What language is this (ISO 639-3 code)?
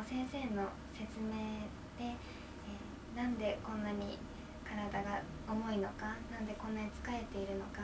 jpn